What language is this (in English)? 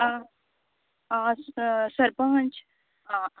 Konkani